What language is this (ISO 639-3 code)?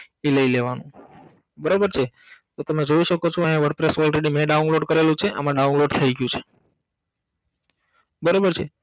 guj